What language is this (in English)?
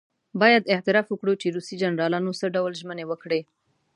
Pashto